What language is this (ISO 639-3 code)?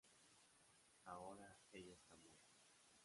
spa